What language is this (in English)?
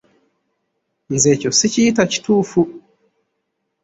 Ganda